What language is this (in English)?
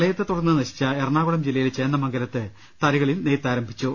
Malayalam